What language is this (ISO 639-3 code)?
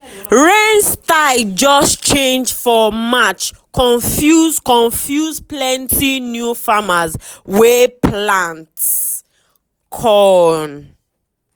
pcm